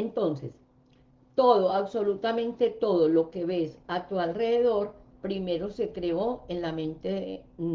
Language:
Spanish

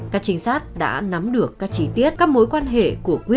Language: Vietnamese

